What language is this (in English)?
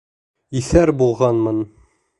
Bashkir